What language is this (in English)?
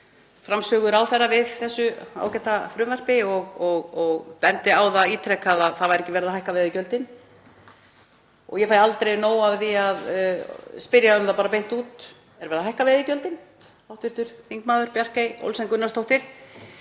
Icelandic